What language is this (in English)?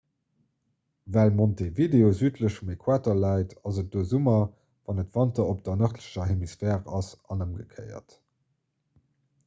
Luxembourgish